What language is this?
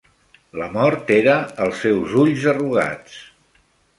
Catalan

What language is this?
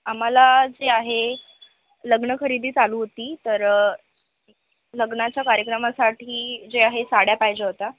Marathi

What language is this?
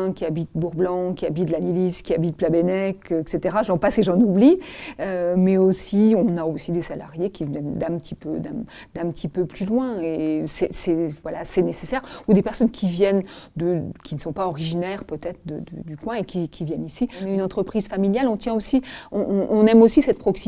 French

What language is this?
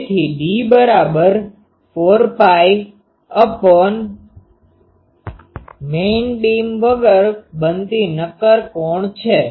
Gujarati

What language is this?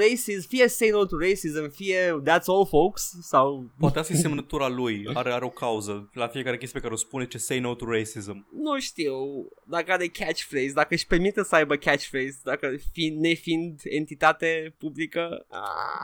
Romanian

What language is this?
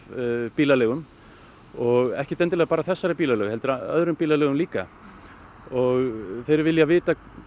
Icelandic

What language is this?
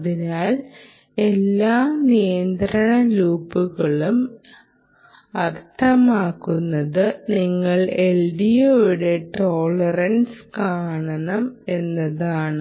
Malayalam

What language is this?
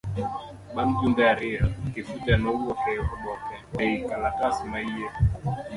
Luo (Kenya and Tanzania)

